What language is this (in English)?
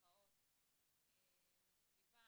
Hebrew